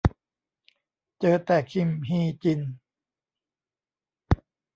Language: Thai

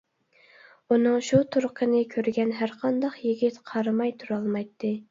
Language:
Uyghur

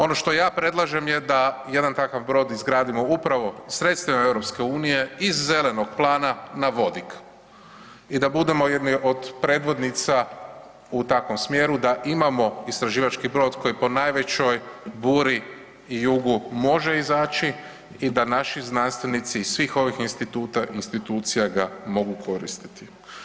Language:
Croatian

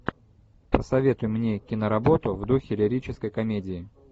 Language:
Russian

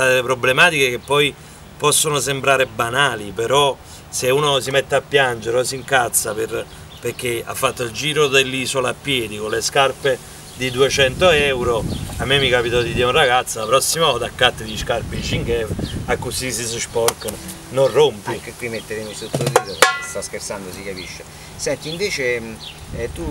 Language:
Italian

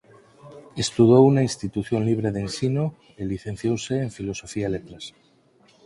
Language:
Galician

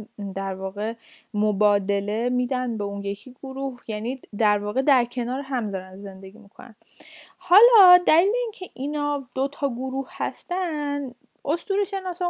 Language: Persian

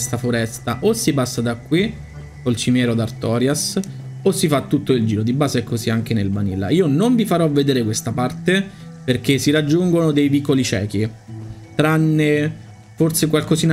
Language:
Italian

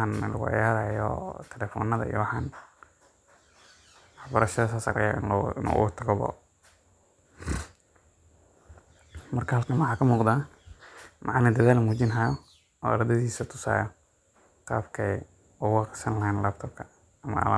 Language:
Somali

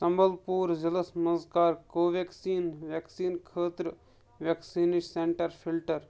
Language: Kashmiri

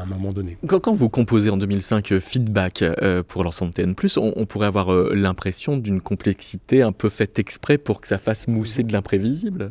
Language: French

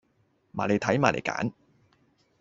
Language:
Cantonese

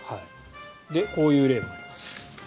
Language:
Japanese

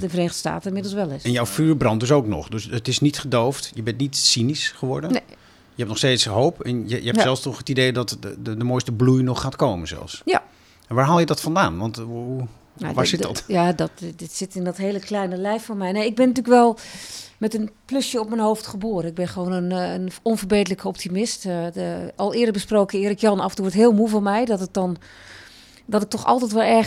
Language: Dutch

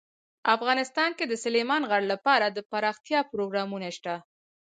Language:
Pashto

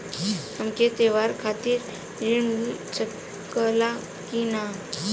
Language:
Bhojpuri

